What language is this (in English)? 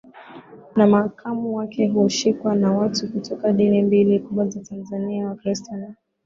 Swahili